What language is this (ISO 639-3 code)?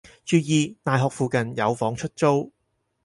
yue